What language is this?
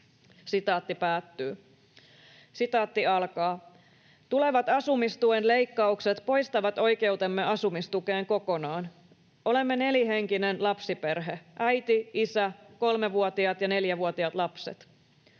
Finnish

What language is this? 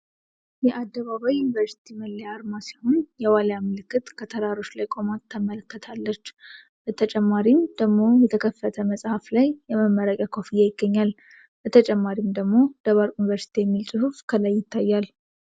Amharic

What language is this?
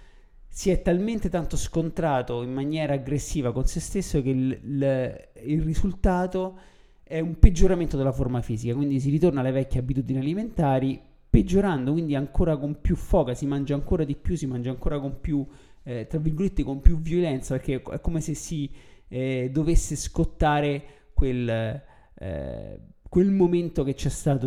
Italian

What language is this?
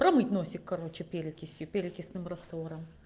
Russian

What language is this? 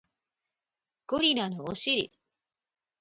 Japanese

